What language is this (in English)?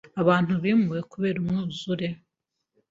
Kinyarwanda